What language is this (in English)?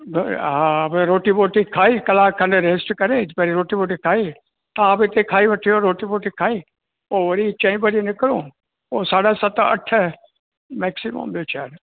Sindhi